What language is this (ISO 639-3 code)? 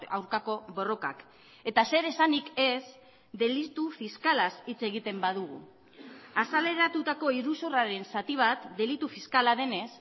eus